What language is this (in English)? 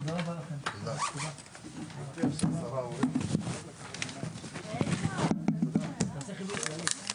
Hebrew